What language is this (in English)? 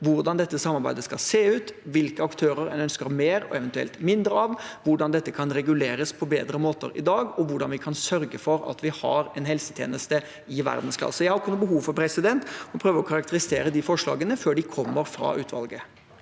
Norwegian